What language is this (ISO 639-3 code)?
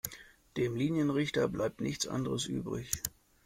deu